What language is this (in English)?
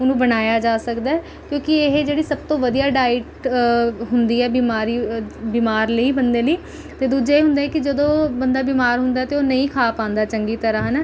Punjabi